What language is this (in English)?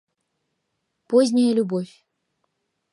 Mari